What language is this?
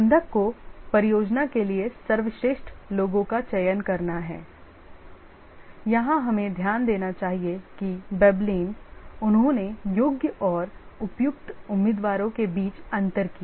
Hindi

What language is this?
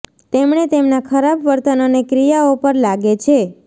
Gujarati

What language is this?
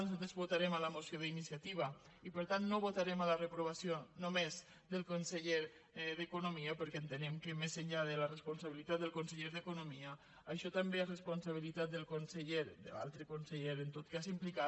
Catalan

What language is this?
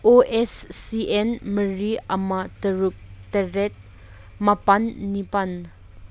Manipuri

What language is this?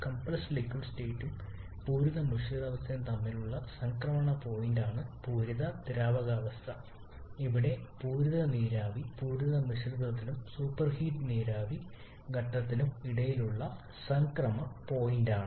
Malayalam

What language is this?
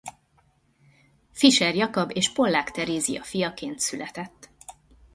Hungarian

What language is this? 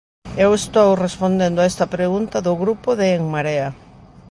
Galician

